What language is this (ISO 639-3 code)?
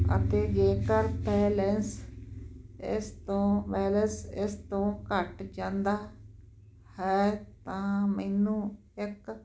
pan